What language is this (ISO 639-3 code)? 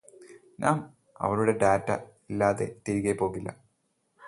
mal